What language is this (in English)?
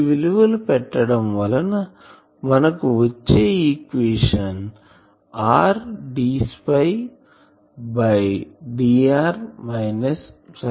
Telugu